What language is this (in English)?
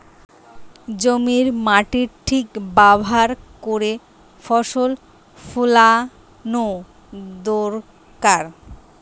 Bangla